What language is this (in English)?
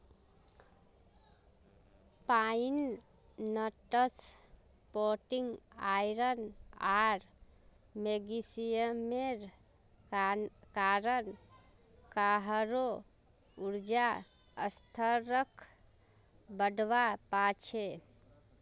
Magahi